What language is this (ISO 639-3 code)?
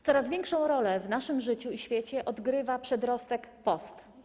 pol